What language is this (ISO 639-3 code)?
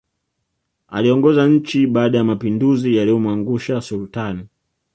swa